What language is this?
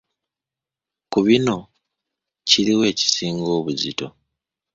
Ganda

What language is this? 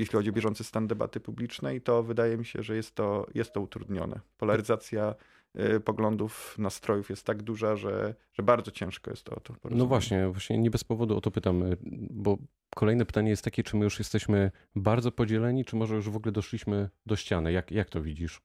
Polish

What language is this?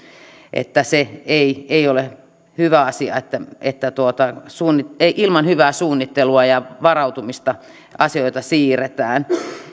Finnish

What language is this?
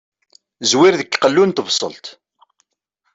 Kabyle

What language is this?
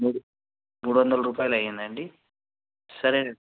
Telugu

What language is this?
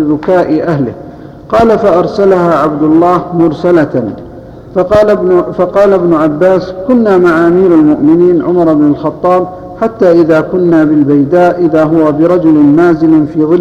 Arabic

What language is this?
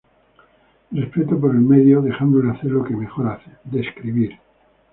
Spanish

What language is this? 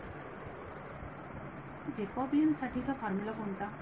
Marathi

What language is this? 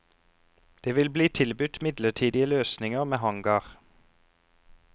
Norwegian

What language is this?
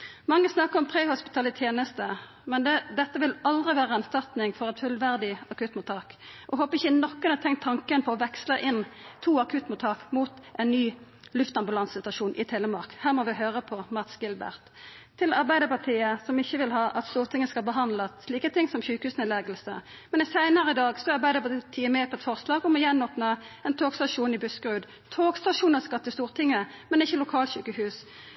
Norwegian Nynorsk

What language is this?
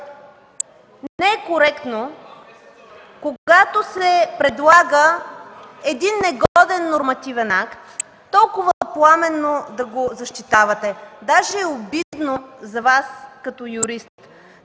Bulgarian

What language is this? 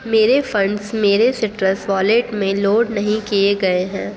Urdu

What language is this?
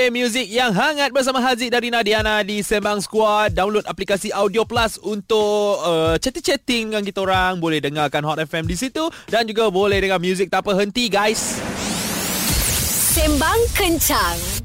Malay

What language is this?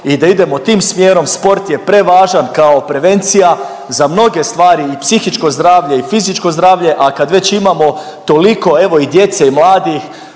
Croatian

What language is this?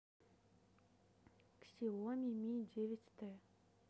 Russian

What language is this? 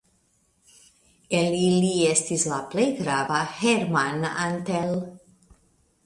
Esperanto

